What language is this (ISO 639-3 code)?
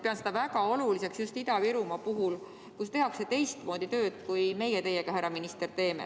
est